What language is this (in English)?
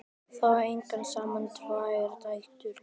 Icelandic